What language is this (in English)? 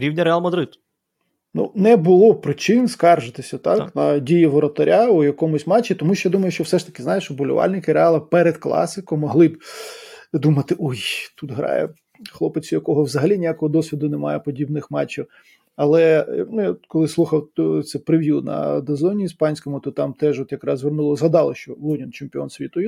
Ukrainian